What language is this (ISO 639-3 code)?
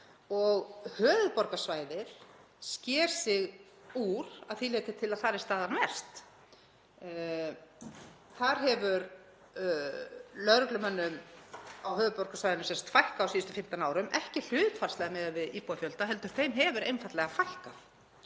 isl